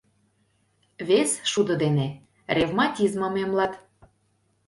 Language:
Mari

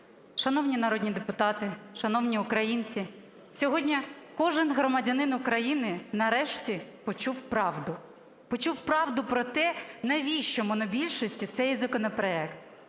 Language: Ukrainian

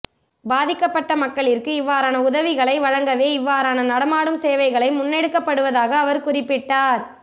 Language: Tamil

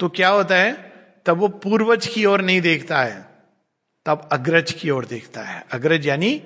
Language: Hindi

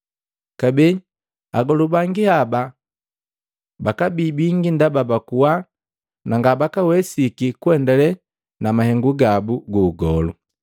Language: Matengo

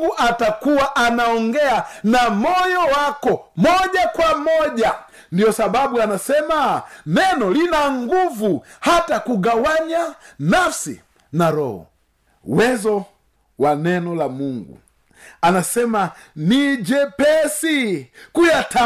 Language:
Swahili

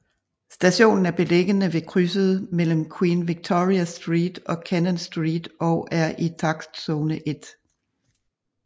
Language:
Danish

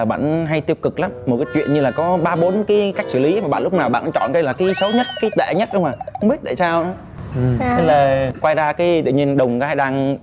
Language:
Vietnamese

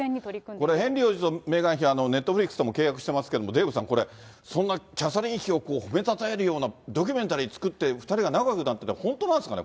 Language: Japanese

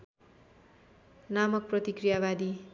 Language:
Nepali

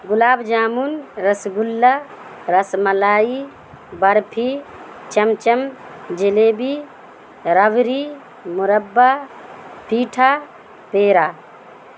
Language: Urdu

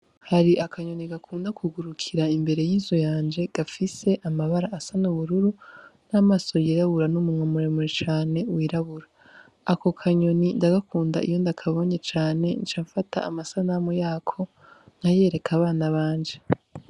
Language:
Rundi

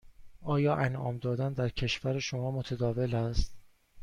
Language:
Persian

